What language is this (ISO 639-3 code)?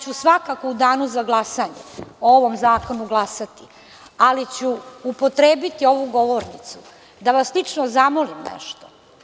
srp